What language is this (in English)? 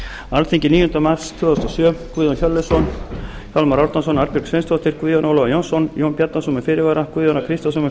Icelandic